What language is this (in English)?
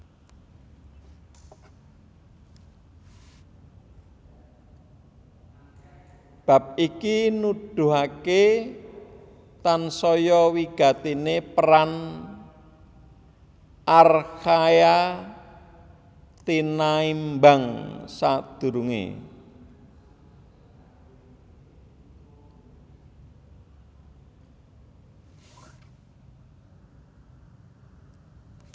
Javanese